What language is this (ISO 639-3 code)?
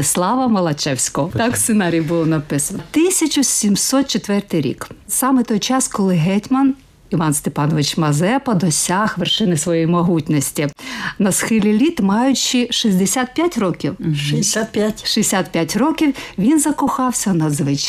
ukr